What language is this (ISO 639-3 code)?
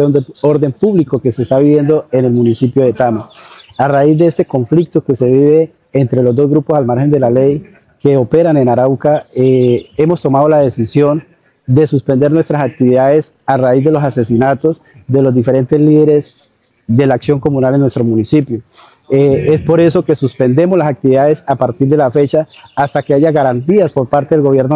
spa